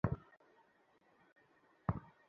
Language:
Bangla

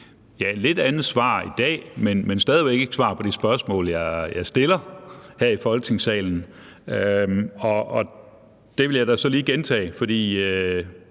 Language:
Danish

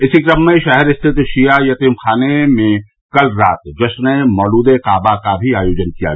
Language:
Hindi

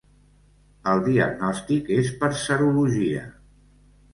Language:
Catalan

